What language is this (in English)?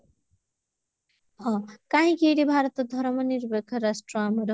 Odia